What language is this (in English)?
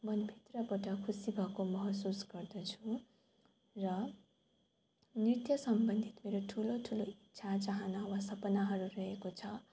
Nepali